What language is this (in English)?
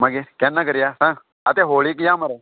Konkani